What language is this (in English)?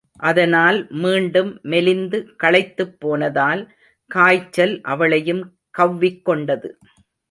Tamil